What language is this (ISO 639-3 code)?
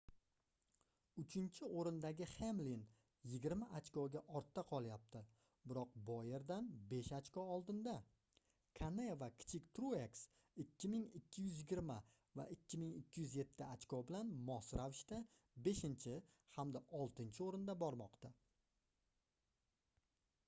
uzb